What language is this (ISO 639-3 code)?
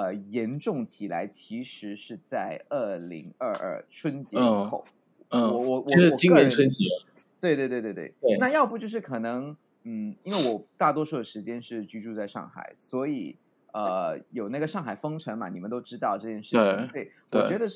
zho